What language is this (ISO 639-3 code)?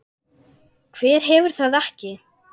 isl